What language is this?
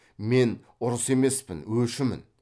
Kazakh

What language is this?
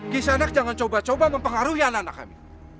Indonesian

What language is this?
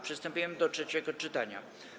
Polish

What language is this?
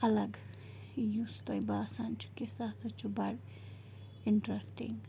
Kashmiri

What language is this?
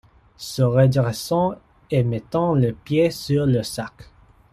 French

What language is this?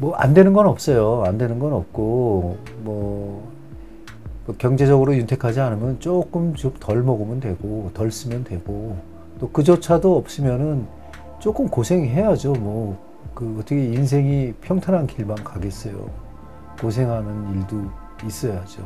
Korean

